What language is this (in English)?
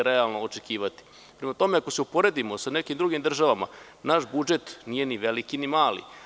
Serbian